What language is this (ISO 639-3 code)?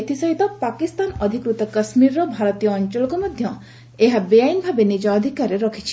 ori